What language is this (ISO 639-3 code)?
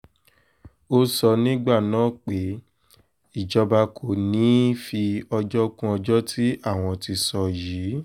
yor